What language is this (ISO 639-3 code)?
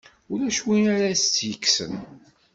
kab